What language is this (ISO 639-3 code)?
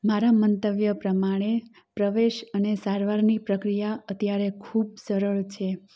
guj